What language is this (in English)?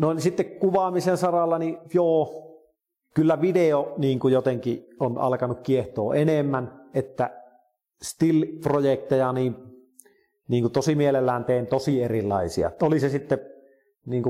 Finnish